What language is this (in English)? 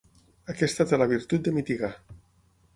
Catalan